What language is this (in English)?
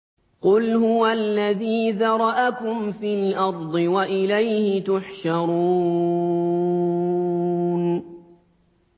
Arabic